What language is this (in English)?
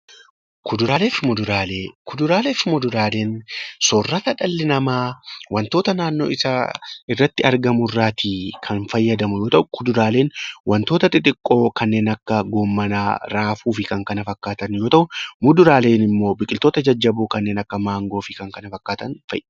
Oromo